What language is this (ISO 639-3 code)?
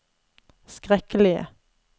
nor